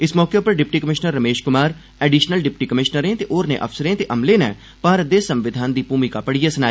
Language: Dogri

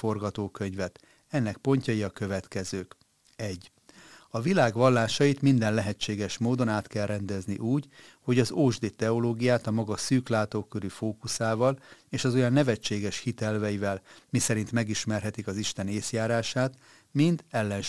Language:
Hungarian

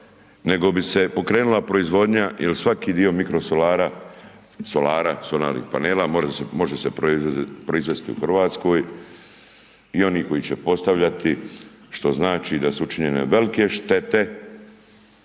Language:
Croatian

